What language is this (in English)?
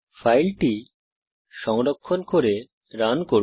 Bangla